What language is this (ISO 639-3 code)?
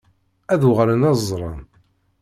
kab